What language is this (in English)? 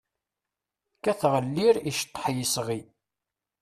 Kabyle